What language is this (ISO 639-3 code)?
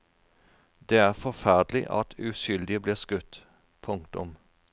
nor